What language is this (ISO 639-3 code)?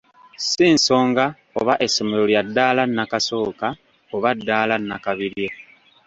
lug